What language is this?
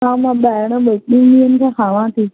Sindhi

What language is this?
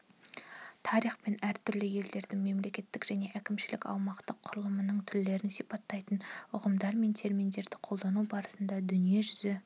Kazakh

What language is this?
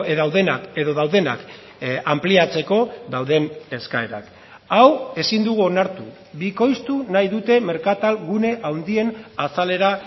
Basque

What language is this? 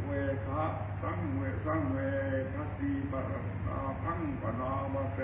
Thai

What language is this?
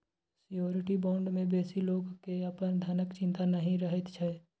Maithili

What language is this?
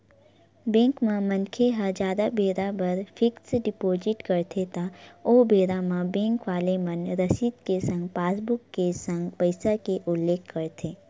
Chhattisgarhi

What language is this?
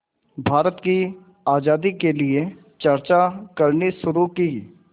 Hindi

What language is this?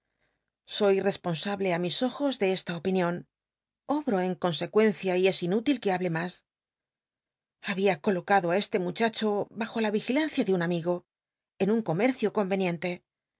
Spanish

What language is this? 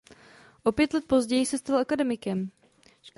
Czech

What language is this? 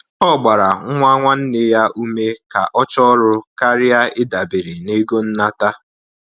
Igbo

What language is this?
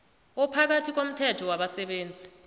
South Ndebele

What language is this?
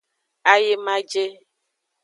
Aja (Benin)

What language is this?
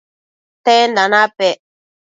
Matsés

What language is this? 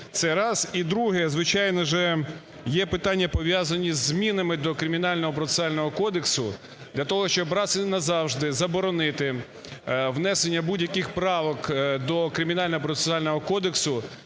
Ukrainian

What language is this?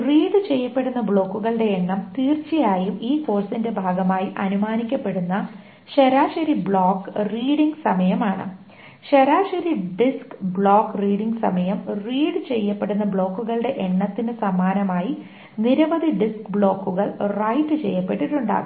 Malayalam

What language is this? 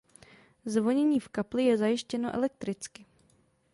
Czech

